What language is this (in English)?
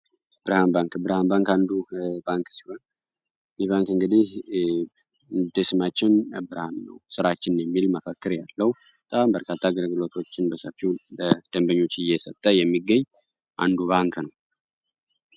Amharic